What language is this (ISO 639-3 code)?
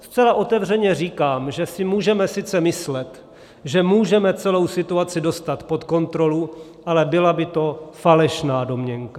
ces